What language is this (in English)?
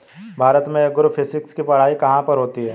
Hindi